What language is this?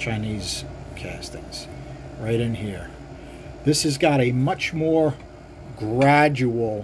English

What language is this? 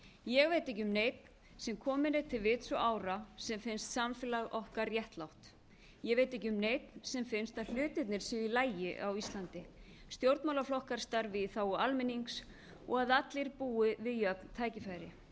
Icelandic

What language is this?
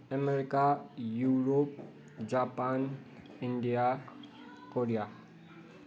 Nepali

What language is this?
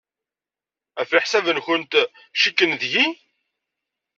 Kabyle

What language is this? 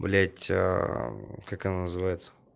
Russian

